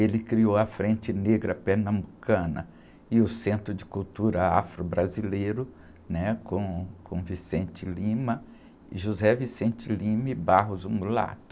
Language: Portuguese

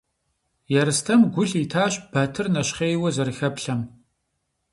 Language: Kabardian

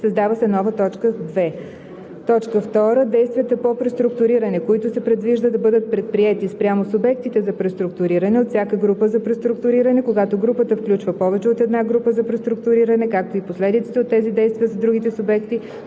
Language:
Bulgarian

